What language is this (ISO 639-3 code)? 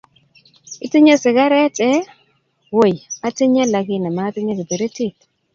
kln